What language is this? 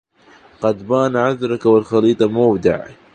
Arabic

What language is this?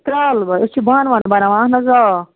Kashmiri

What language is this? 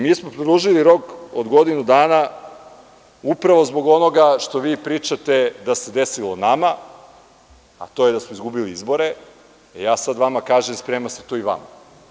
Serbian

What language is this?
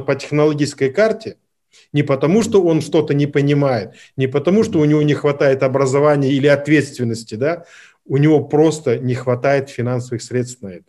Russian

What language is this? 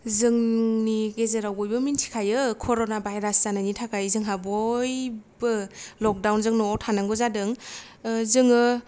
Bodo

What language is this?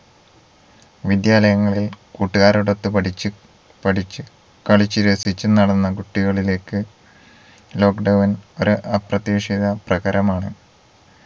Malayalam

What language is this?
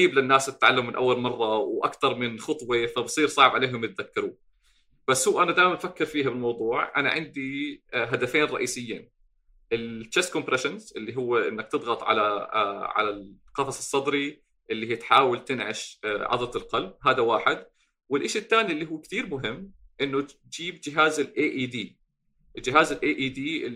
Arabic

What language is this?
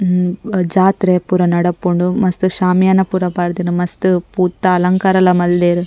Tulu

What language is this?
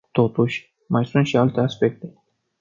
Romanian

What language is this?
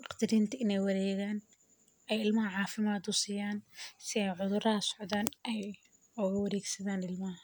Somali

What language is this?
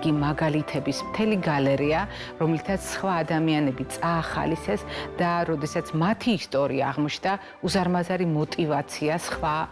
English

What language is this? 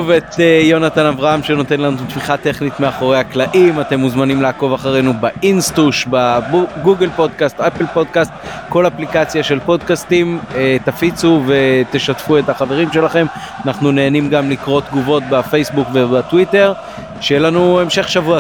Hebrew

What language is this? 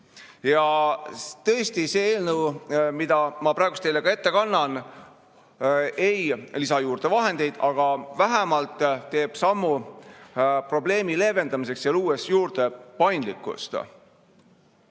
Estonian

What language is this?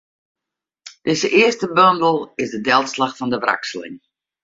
Western Frisian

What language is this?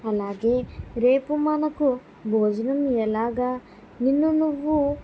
Telugu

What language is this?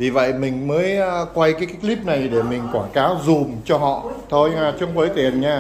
Vietnamese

